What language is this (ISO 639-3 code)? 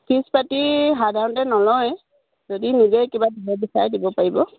asm